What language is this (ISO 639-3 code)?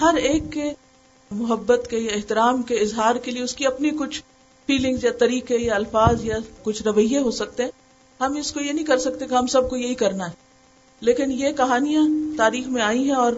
urd